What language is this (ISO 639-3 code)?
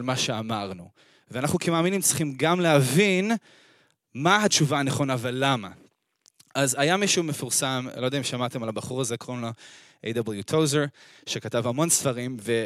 heb